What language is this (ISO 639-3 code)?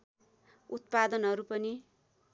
nep